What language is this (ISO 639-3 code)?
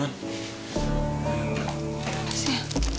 ind